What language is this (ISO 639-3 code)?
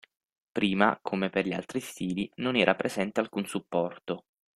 ita